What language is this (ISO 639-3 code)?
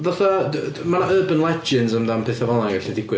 cym